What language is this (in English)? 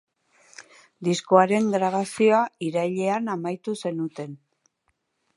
Basque